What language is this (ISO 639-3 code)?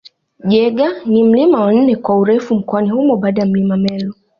swa